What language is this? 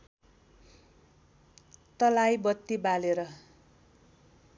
Nepali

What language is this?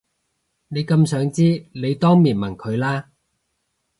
Cantonese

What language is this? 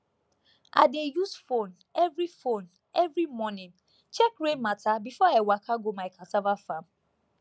Nigerian Pidgin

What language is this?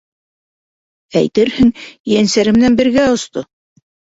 Bashkir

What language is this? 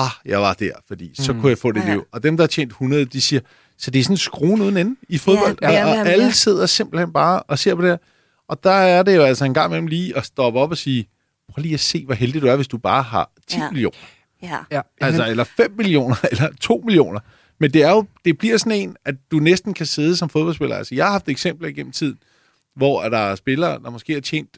Danish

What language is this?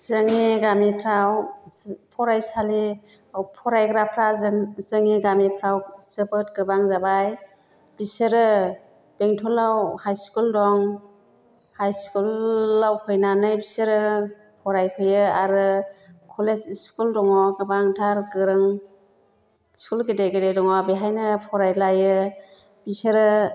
Bodo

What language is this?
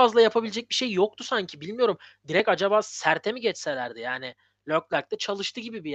Turkish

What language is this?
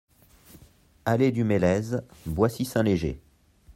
French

